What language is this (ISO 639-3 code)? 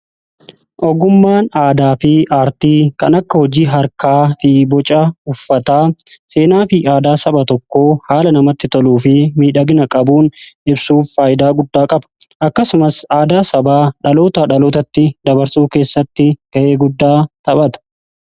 orm